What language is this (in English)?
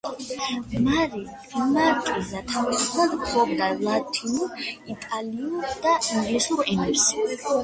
Georgian